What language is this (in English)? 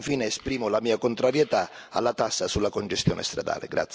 Italian